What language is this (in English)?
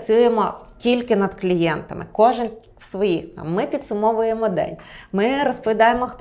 Ukrainian